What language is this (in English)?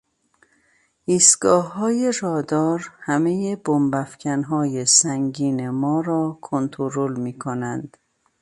Persian